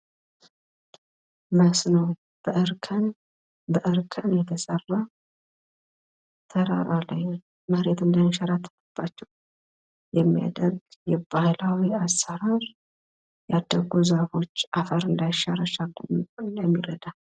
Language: Amharic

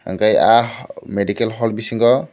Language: Kok Borok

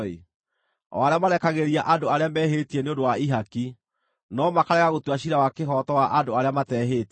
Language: Kikuyu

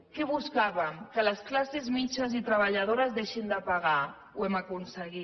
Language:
Catalan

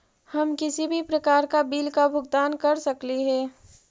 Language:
Magahi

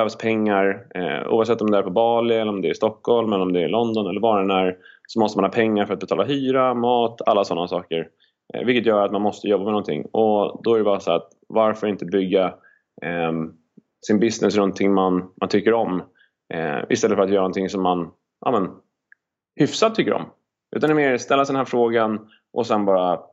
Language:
Swedish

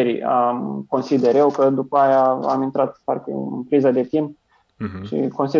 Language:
Romanian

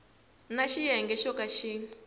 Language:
Tsonga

